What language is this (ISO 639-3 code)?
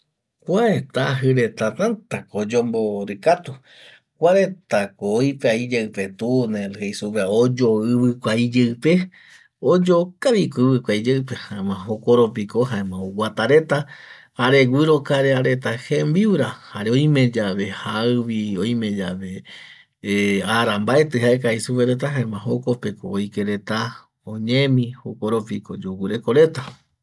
gui